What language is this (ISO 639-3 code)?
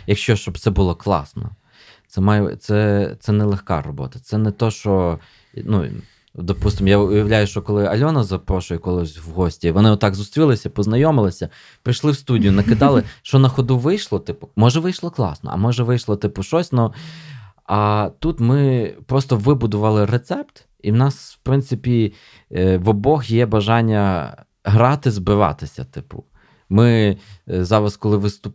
ukr